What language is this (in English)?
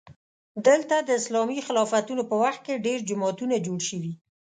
Pashto